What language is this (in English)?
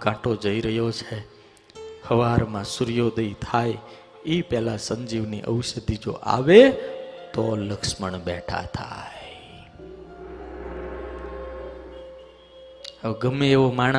Hindi